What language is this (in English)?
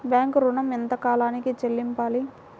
Telugu